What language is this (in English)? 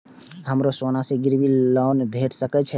Maithili